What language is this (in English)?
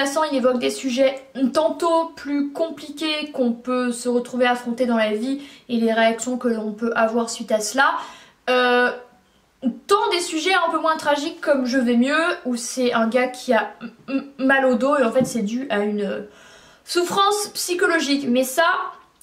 French